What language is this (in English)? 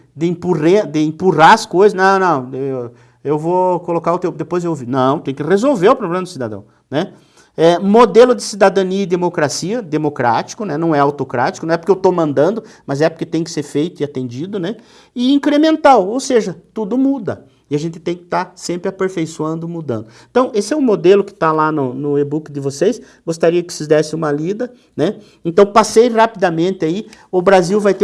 Portuguese